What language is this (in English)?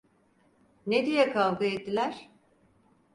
Turkish